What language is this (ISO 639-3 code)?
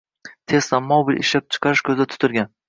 uzb